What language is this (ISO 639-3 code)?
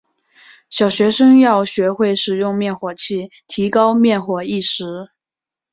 zho